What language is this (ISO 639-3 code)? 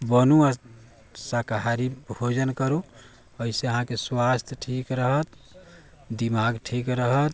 mai